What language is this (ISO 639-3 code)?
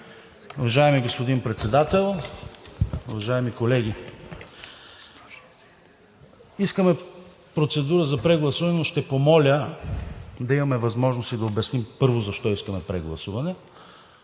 bul